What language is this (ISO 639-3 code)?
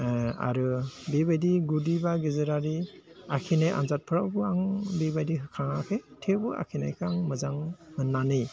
brx